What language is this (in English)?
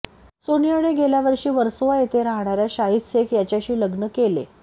Marathi